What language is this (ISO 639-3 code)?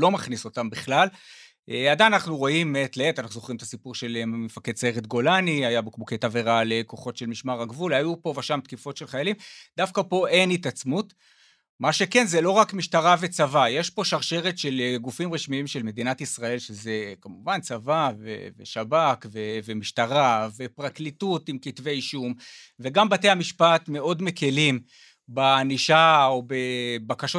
heb